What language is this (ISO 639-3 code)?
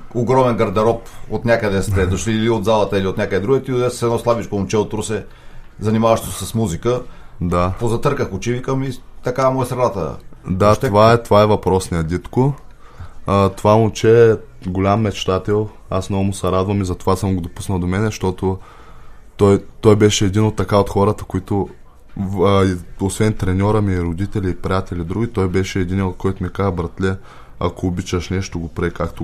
bul